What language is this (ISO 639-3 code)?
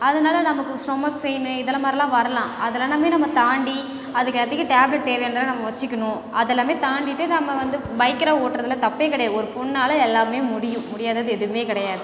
tam